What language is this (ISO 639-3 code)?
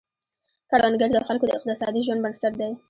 pus